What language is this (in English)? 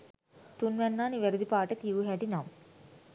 Sinhala